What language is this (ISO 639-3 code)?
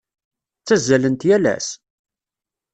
kab